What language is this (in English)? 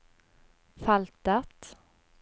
Norwegian